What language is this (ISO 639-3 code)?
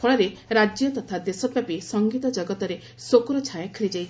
ori